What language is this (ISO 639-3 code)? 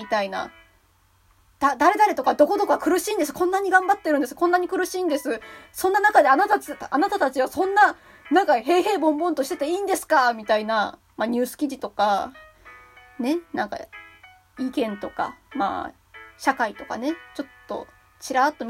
jpn